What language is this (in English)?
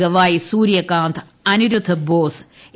Malayalam